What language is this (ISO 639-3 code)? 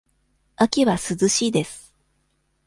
jpn